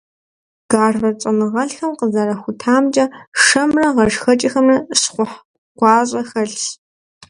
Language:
Kabardian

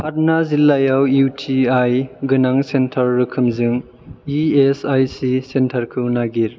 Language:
Bodo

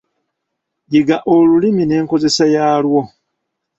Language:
Ganda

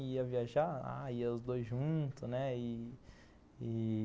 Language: Portuguese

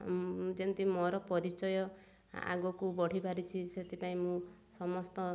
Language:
Odia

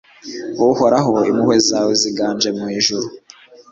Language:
Kinyarwanda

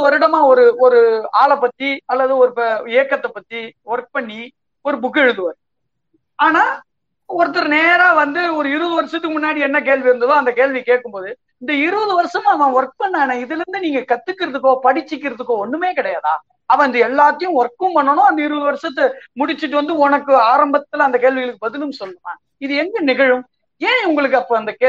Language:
Tamil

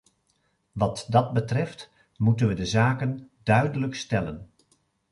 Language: Dutch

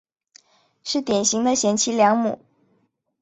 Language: Chinese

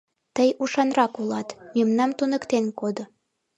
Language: Mari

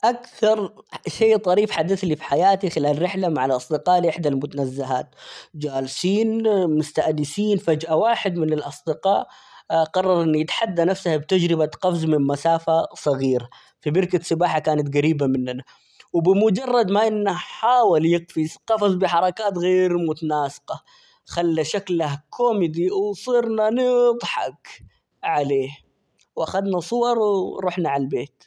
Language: Omani Arabic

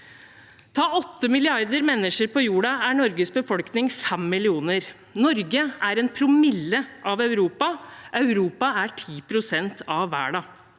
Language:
Norwegian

